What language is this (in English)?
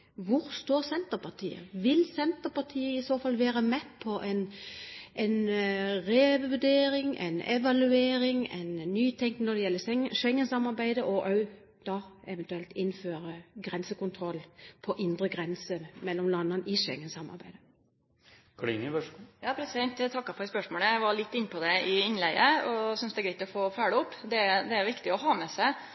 Norwegian